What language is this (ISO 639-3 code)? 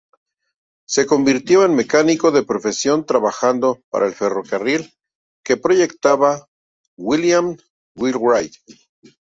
spa